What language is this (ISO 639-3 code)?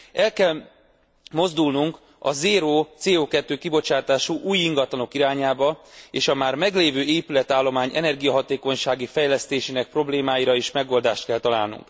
hun